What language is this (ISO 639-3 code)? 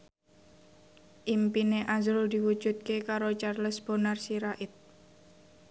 jav